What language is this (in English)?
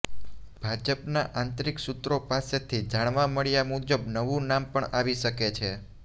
Gujarati